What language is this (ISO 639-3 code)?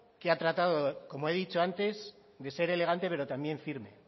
spa